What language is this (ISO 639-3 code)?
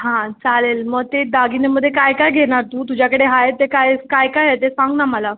mar